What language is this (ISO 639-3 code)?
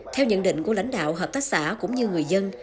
vie